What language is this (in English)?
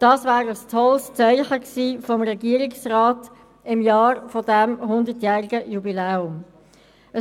Swiss German